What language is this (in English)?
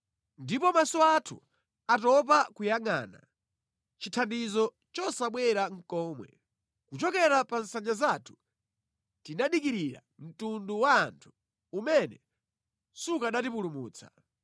Nyanja